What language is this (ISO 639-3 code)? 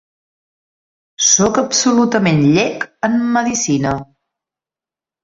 cat